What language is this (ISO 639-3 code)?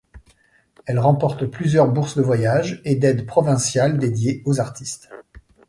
fra